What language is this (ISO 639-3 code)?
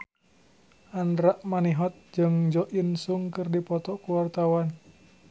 sun